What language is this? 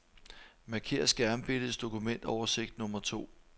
Danish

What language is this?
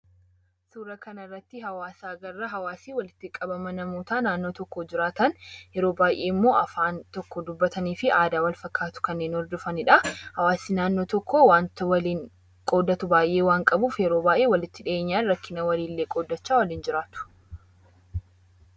Oromo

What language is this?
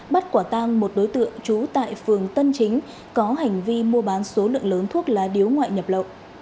Vietnamese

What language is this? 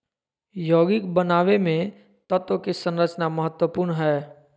Magahi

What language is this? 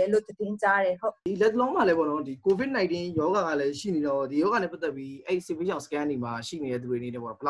Thai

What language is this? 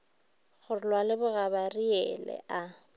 Northern Sotho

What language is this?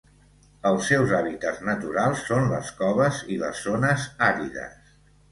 Catalan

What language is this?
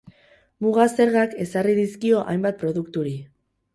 Basque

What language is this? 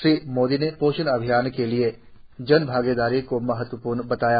Hindi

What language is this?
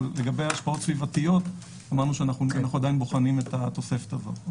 Hebrew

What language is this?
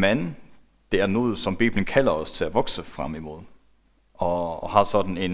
Danish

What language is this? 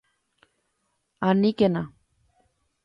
Guarani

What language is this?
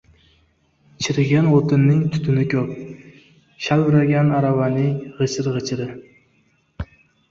Uzbek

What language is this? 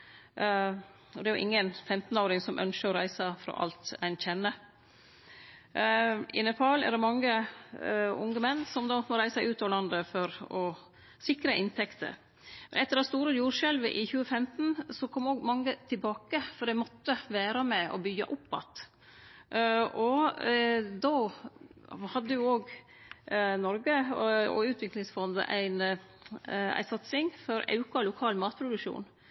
Norwegian Nynorsk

